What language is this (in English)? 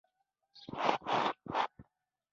Pashto